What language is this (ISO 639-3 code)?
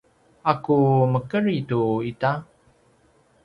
pwn